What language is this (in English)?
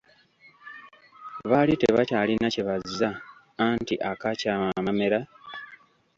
Ganda